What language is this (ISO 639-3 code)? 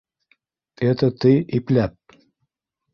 bak